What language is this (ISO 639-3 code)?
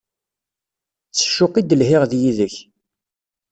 kab